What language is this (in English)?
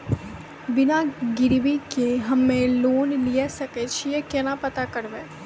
Maithili